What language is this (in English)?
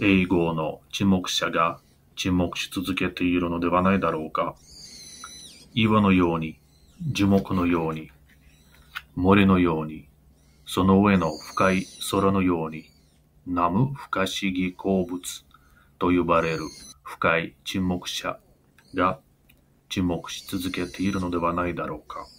Japanese